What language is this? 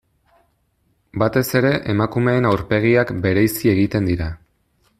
Basque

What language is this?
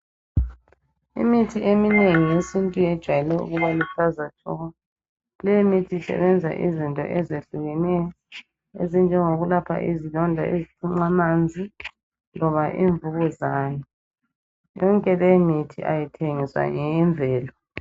North Ndebele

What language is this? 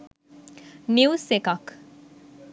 Sinhala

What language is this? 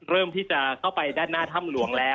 Thai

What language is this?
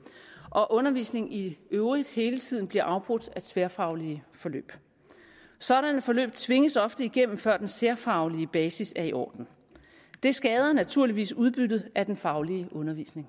Danish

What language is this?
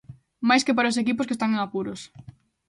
Galician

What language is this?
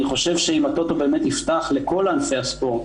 Hebrew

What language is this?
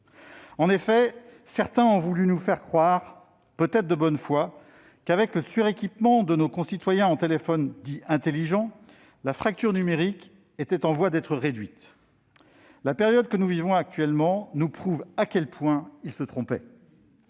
French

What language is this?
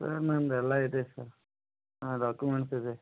Kannada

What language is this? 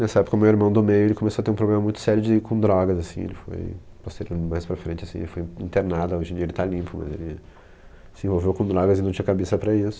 Portuguese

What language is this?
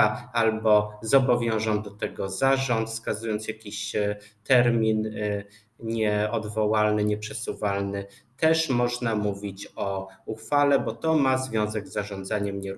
Polish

